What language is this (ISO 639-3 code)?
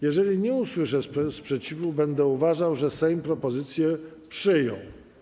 pol